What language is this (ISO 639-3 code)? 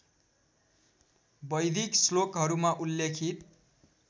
nep